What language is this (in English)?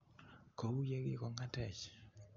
Kalenjin